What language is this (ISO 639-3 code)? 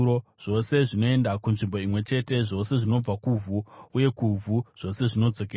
sna